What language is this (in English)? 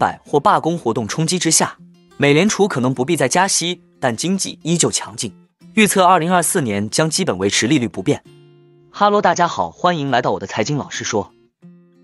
Chinese